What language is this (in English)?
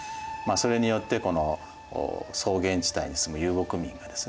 Japanese